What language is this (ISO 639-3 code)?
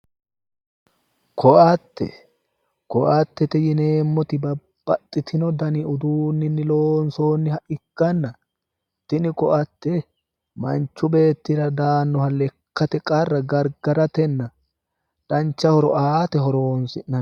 sid